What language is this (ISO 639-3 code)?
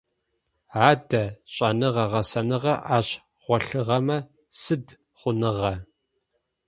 ady